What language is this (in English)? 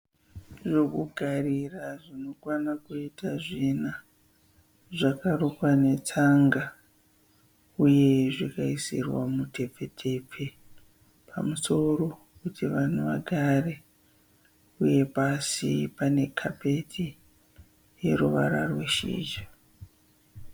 Shona